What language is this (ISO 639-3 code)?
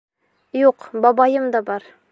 bak